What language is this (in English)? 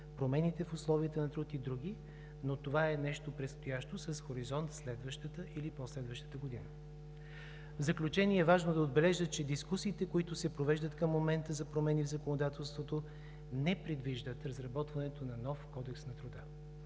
Bulgarian